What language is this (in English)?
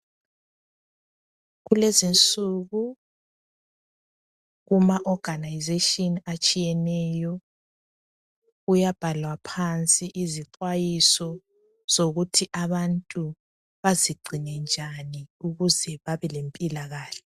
North Ndebele